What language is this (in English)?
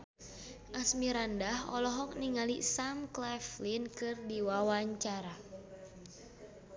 Sundanese